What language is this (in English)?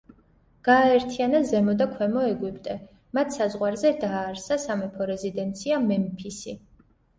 Georgian